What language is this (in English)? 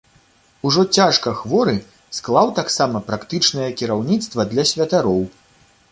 Belarusian